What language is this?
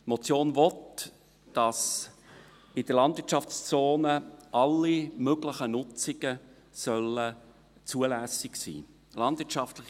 Swiss German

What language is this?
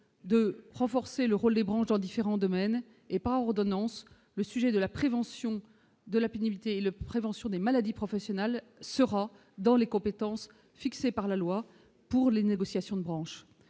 French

